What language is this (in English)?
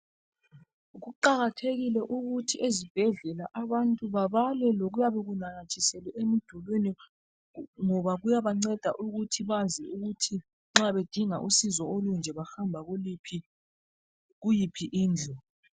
North Ndebele